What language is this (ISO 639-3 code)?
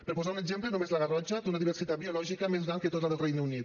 cat